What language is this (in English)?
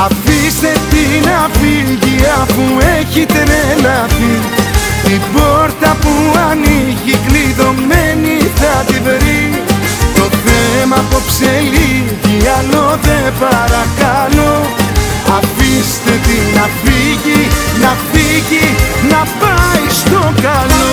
Greek